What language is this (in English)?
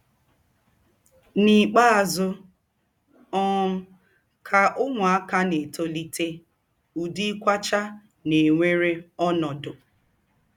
Igbo